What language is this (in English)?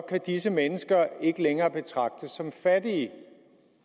Danish